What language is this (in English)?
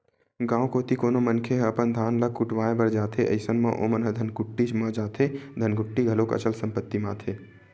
Chhattisgarhi